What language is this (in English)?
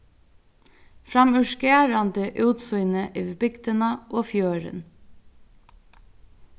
Faroese